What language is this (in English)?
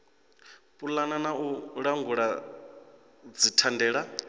Venda